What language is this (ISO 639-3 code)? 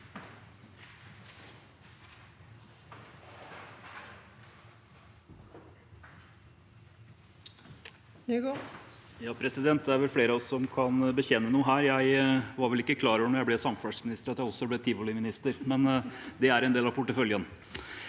nor